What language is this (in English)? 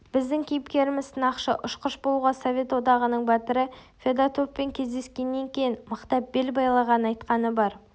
Kazakh